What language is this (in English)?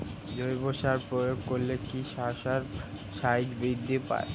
Bangla